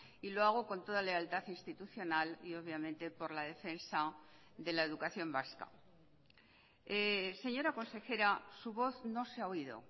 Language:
Spanish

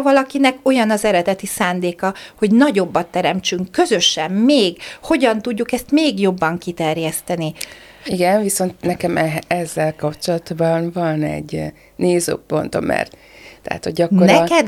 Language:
Hungarian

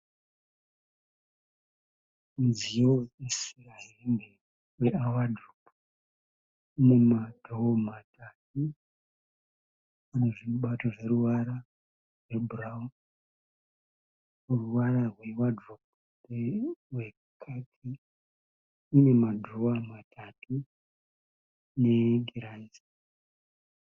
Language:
Shona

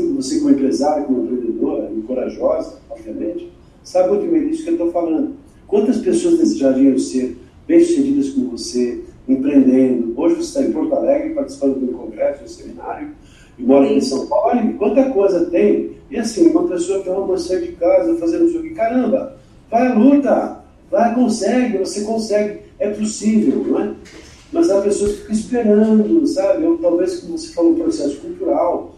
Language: Portuguese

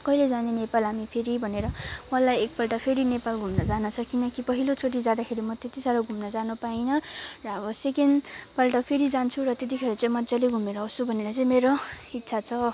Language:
Nepali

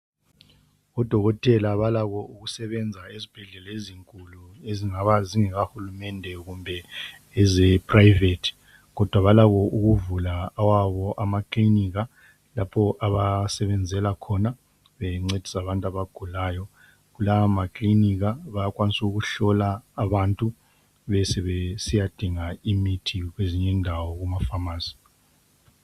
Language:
North Ndebele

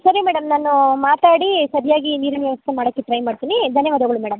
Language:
Kannada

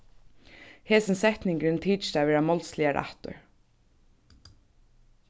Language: Faroese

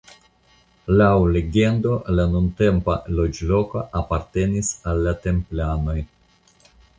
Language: Esperanto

